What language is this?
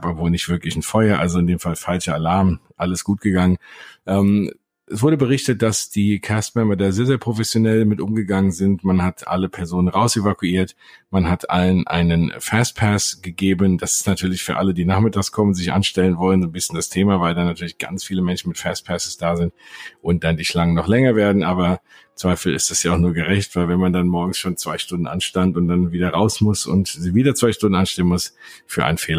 German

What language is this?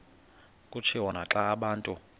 Xhosa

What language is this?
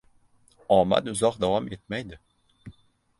Uzbek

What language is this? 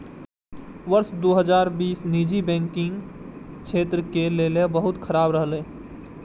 Maithili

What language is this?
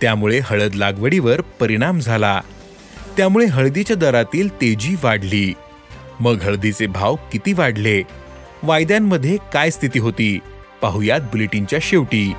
Marathi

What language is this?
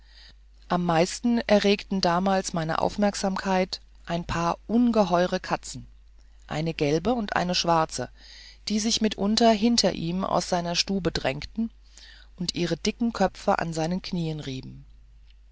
German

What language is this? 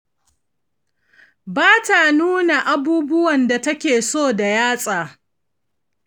Hausa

